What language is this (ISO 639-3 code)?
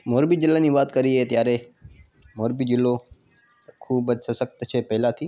guj